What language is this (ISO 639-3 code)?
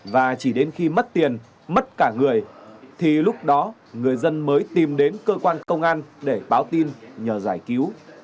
vie